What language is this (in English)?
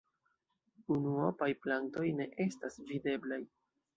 Esperanto